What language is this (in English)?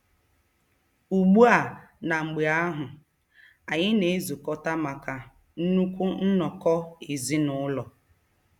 Igbo